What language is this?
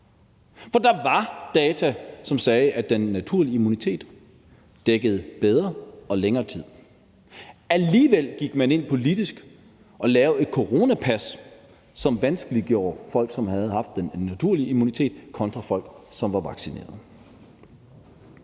Danish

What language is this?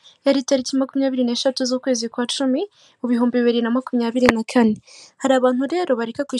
Kinyarwanda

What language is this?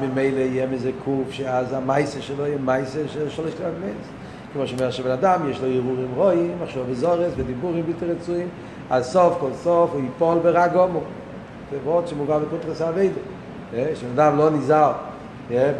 Hebrew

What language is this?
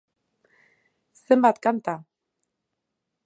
Basque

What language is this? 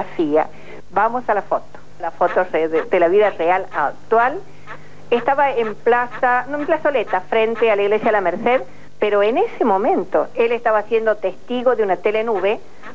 Spanish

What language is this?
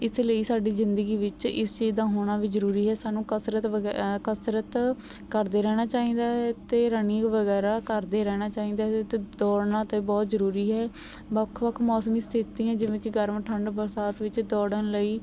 Punjabi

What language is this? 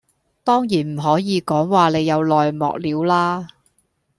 Cantonese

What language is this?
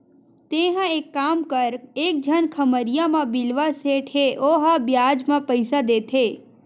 Chhattisgarhi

